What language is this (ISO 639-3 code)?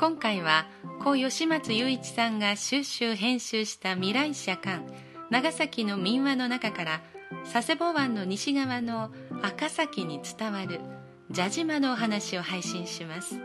jpn